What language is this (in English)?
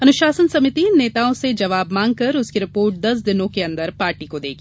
Hindi